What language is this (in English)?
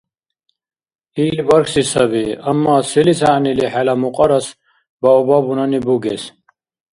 Dargwa